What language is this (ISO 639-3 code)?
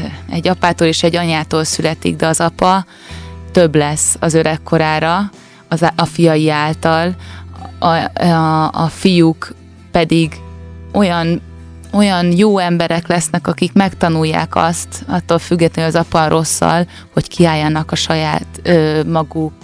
hun